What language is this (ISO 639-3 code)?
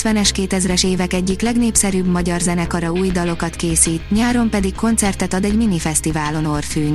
hun